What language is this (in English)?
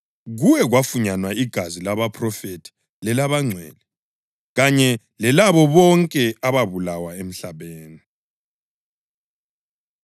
North Ndebele